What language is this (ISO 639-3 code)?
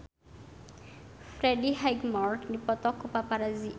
sun